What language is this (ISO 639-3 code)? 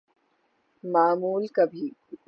urd